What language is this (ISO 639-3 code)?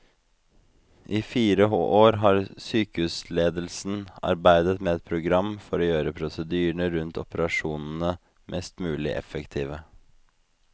nor